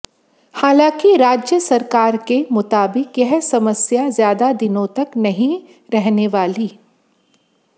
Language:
Hindi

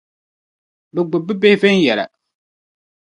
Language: Dagbani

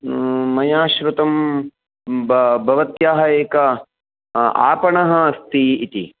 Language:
Sanskrit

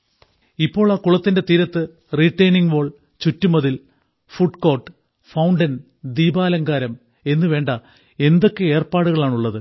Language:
Malayalam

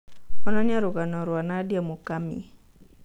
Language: Kikuyu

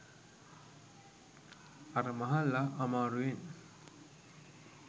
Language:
Sinhala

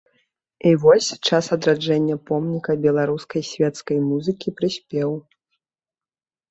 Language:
Belarusian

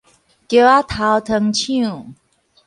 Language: Min Nan Chinese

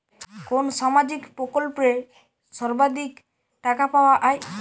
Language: Bangla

